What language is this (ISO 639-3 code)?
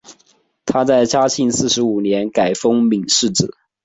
zho